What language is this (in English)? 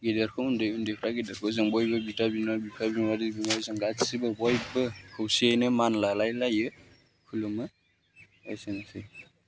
Bodo